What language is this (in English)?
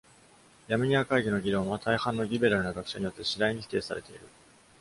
Japanese